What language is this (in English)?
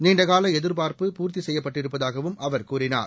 Tamil